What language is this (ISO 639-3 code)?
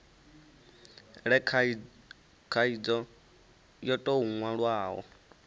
ven